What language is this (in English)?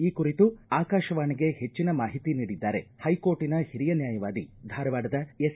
Kannada